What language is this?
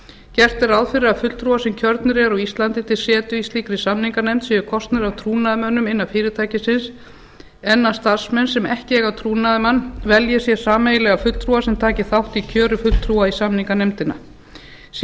Icelandic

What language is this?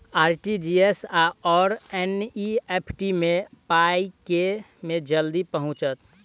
Maithili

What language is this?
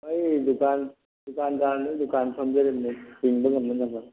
Manipuri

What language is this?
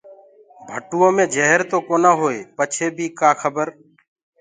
Gurgula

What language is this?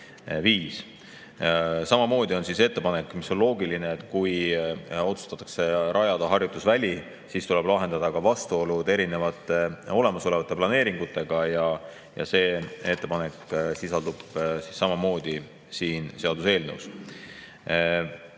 Estonian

